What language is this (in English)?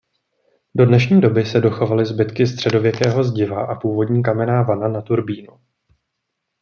Czech